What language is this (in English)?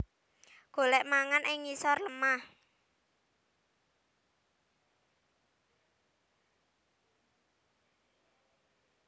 Javanese